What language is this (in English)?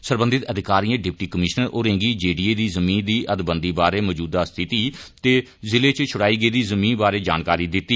Dogri